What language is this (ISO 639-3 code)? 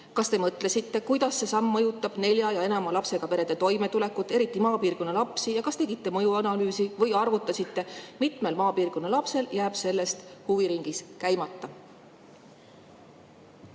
est